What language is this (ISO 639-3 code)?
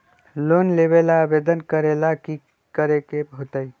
mag